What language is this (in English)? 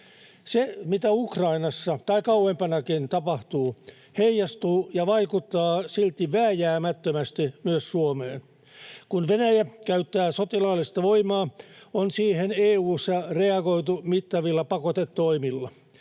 Finnish